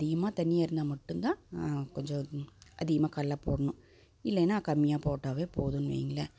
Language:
Tamil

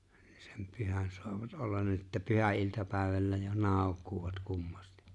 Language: Finnish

